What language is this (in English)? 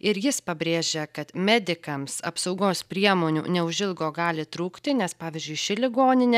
Lithuanian